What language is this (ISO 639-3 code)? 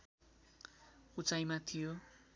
nep